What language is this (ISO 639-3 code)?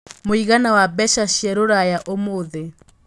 kik